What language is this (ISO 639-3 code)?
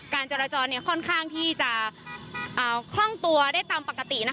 tha